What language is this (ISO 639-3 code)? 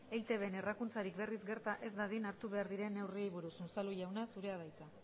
eus